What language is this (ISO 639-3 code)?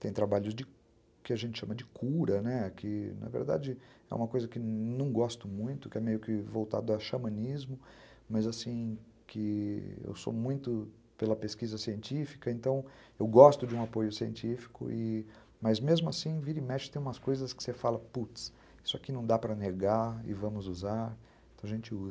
por